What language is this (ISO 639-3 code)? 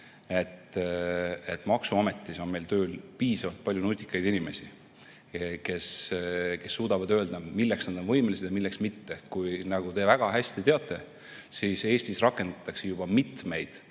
est